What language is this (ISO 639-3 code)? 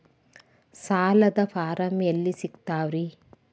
kan